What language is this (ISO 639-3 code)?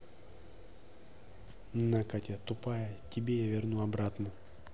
rus